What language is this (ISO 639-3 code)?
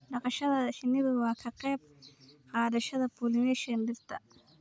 som